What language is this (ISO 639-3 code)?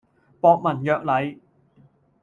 yue